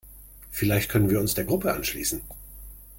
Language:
German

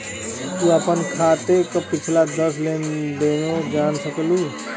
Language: Bhojpuri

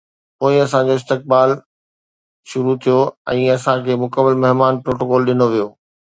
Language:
Sindhi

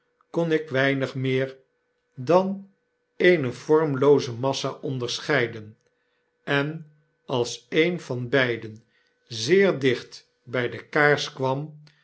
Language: Dutch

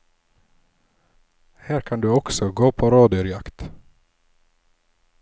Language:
Norwegian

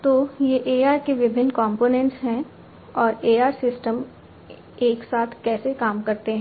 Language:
Hindi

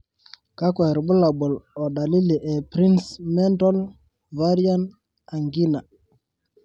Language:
Masai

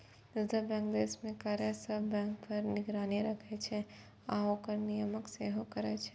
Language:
Maithili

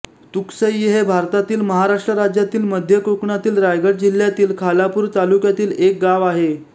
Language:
Marathi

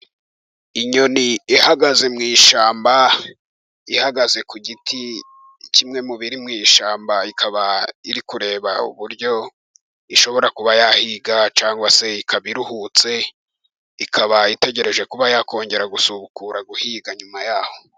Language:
Kinyarwanda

